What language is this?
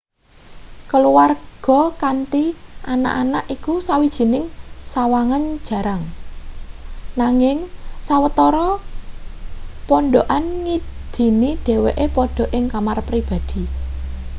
Javanese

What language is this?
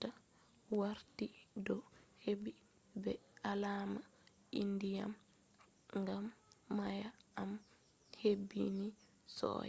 Fula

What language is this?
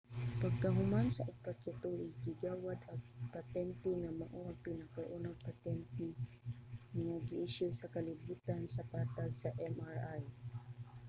Cebuano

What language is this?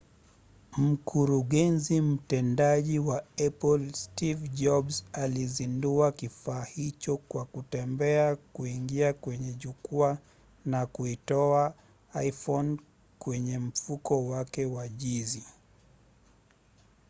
Swahili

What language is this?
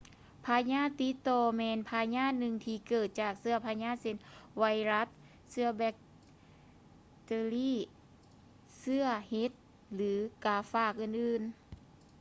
Lao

